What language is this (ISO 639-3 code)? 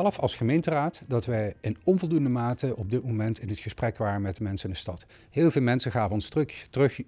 nld